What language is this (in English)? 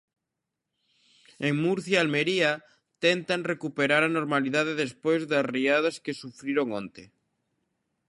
Galician